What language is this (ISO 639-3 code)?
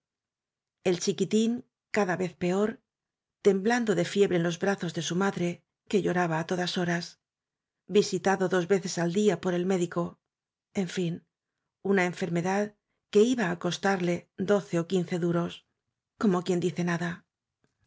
spa